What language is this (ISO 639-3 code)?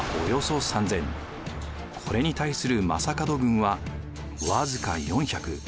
jpn